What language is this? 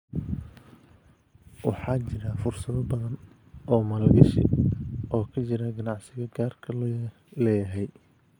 Somali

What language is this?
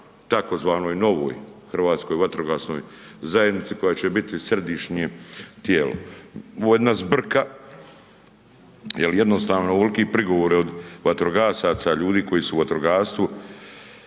Croatian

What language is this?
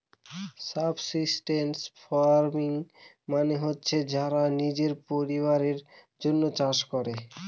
Bangla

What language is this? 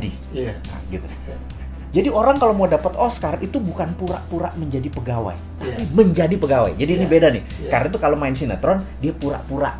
Indonesian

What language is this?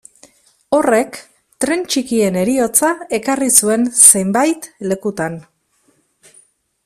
Basque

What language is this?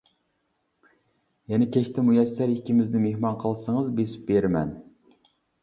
Uyghur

